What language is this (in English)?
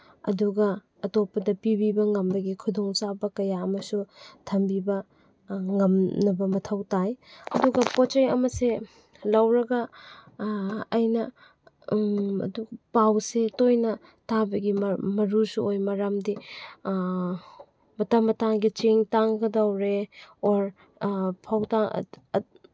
Manipuri